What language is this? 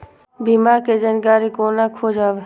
Maithili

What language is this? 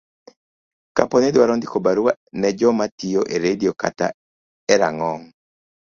Luo (Kenya and Tanzania)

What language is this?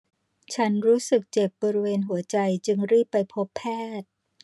Thai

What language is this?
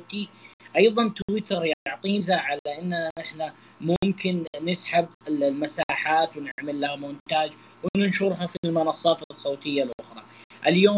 Arabic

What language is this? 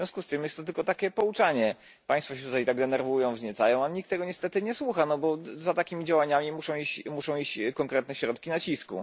Polish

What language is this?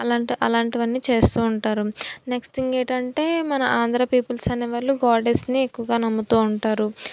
Telugu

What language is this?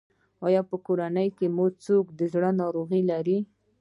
Pashto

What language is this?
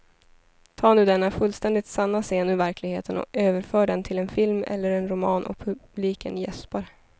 Swedish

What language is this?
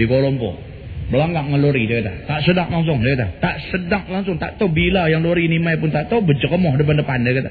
Malay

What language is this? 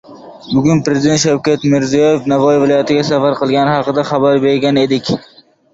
Uzbek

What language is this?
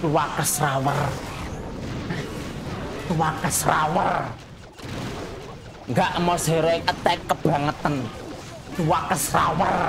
Indonesian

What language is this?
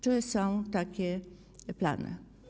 Polish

